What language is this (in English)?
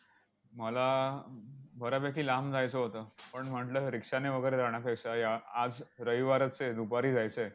Marathi